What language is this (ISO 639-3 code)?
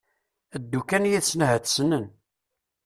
kab